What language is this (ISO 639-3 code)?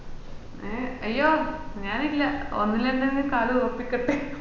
mal